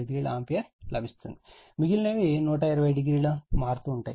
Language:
Telugu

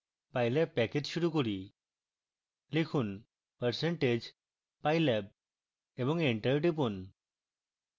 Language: Bangla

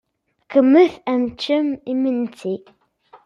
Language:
Kabyle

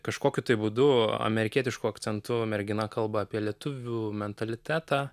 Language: Lithuanian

